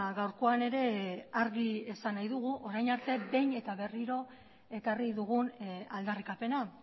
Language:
Basque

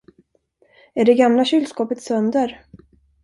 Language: Swedish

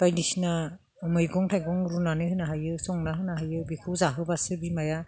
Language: Bodo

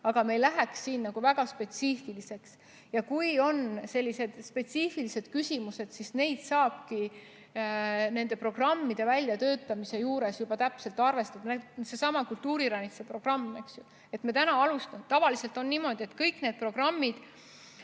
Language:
Estonian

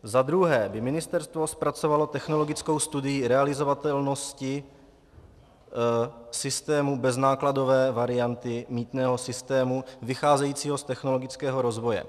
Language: Czech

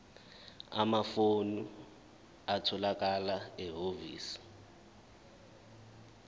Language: Zulu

